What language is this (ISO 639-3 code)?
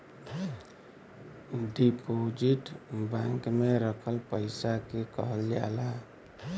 bho